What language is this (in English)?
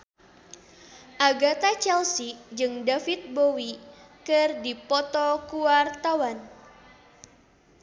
Sundanese